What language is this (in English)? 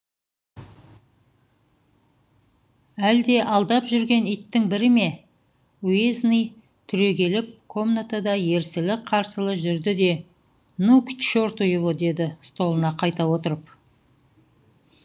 Kazakh